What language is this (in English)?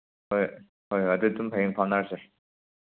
Manipuri